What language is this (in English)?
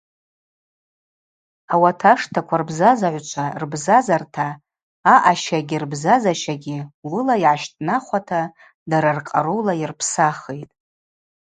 Abaza